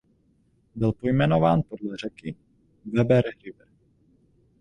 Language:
Czech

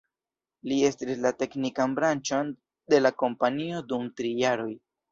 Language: Esperanto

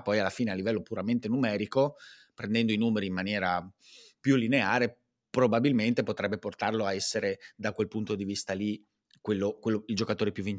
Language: Italian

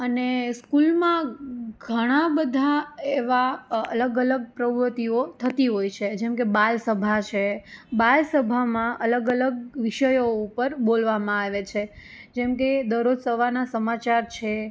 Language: Gujarati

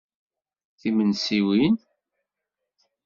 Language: Kabyle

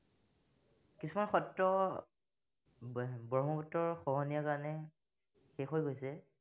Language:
Assamese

